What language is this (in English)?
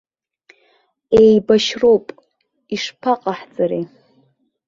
Abkhazian